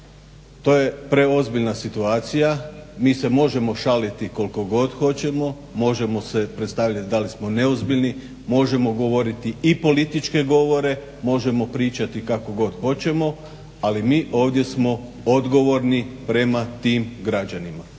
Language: Croatian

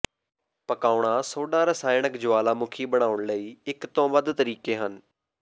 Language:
Punjabi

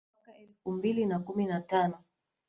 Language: Swahili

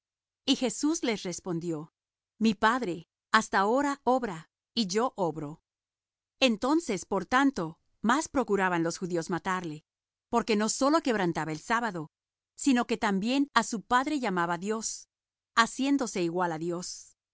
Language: Spanish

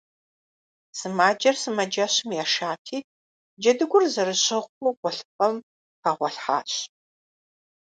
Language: Kabardian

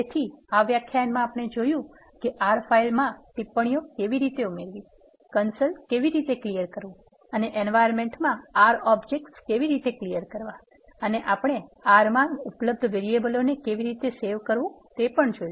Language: Gujarati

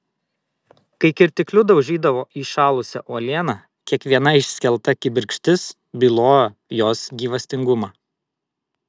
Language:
Lithuanian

